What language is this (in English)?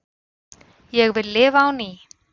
Icelandic